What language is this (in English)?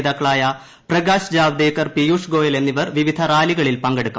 Malayalam